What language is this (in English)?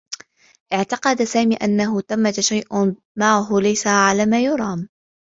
Arabic